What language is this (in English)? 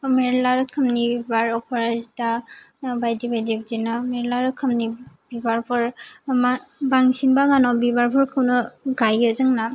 Bodo